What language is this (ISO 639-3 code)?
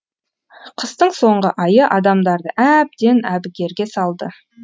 kaz